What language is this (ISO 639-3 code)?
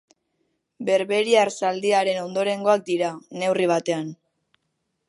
eus